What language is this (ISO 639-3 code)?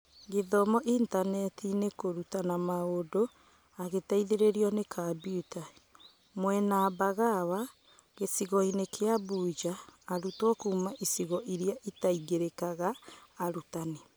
kik